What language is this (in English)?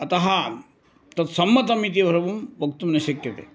Sanskrit